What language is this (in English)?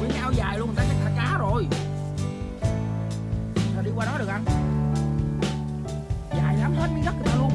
Vietnamese